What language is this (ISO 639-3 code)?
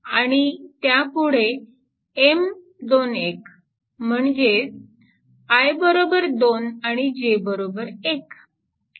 mar